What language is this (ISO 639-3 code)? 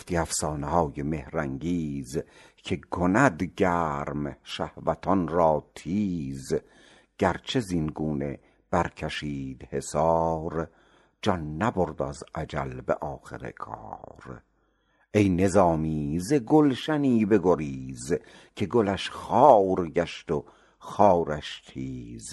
fas